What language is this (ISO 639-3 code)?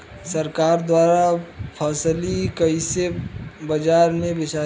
bho